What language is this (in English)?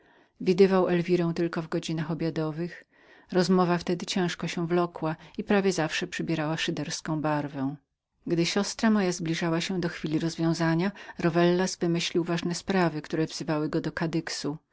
Polish